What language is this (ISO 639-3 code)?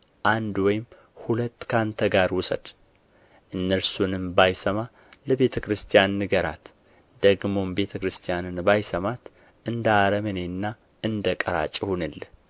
amh